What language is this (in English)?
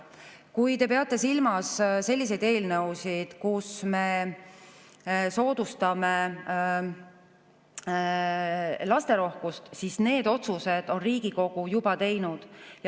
Estonian